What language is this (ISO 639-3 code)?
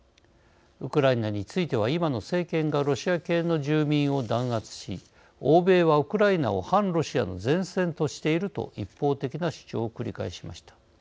jpn